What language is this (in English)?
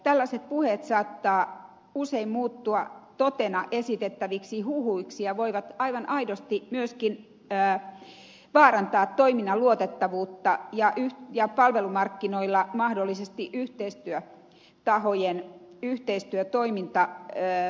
Finnish